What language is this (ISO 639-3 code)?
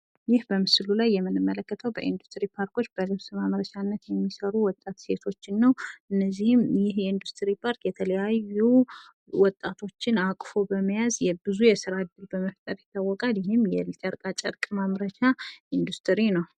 amh